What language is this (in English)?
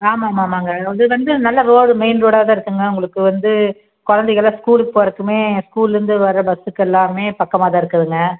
Tamil